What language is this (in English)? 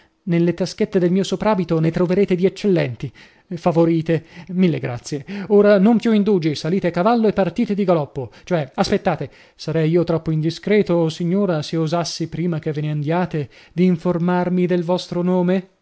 Italian